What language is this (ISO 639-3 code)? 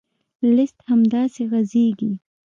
pus